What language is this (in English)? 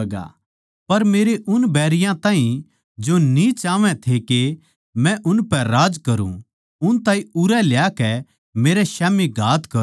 Haryanvi